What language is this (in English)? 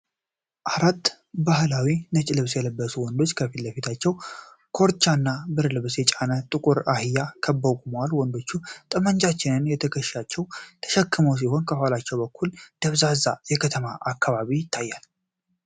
Amharic